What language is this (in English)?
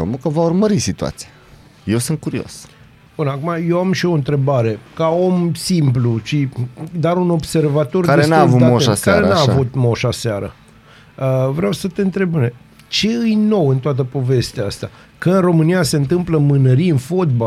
Romanian